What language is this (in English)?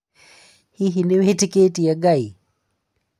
Kikuyu